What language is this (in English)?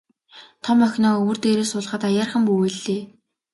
Mongolian